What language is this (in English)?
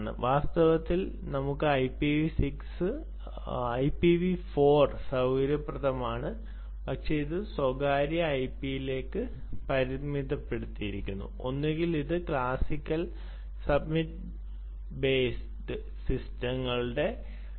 Malayalam